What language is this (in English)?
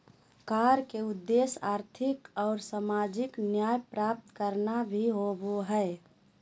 Magahi